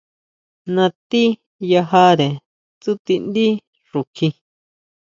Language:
Huautla Mazatec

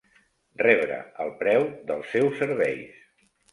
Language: Catalan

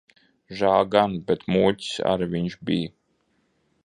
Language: Latvian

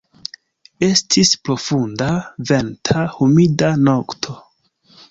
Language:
Esperanto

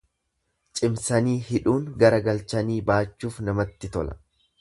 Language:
Oromo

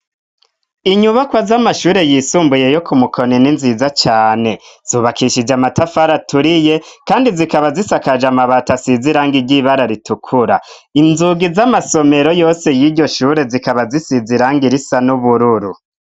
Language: Rundi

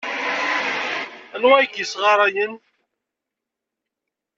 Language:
Kabyle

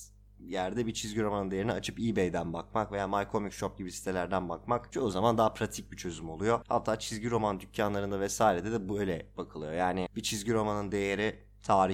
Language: Turkish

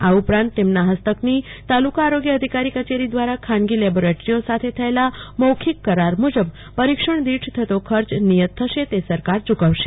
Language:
Gujarati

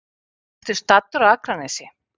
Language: Icelandic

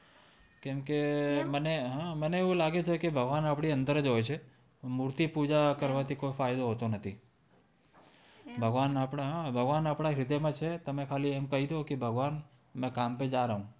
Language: Gujarati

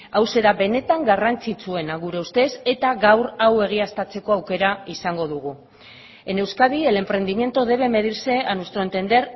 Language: Basque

